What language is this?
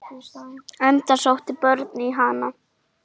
Icelandic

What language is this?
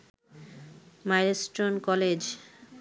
Bangla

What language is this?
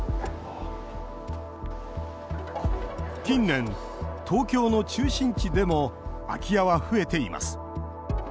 Japanese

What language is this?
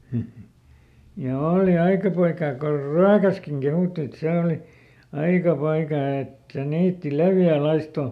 Finnish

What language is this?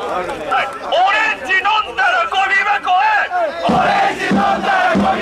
Japanese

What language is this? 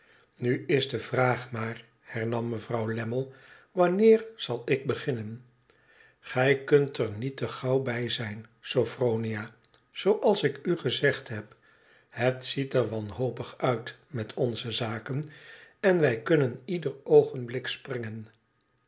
Dutch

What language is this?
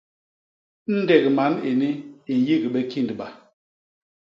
Basaa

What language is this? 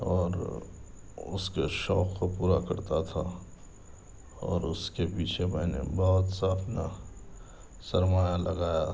Urdu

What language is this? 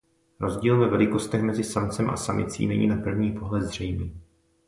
Czech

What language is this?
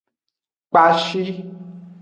Aja (Benin)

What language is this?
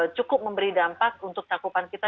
Indonesian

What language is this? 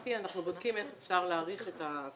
Hebrew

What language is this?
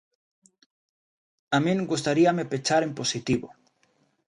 Galician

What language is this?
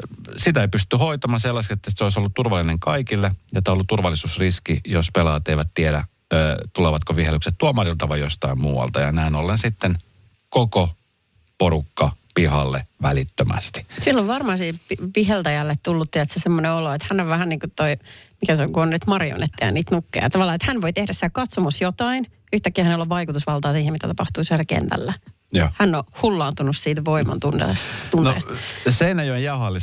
Finnish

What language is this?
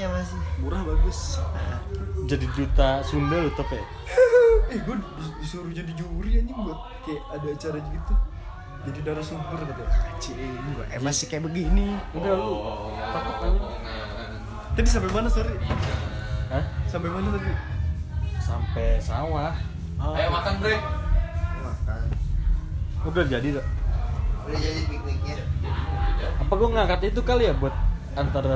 Indonesian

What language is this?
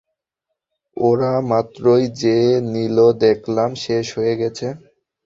Bangla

